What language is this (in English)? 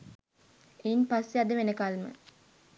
Sinhala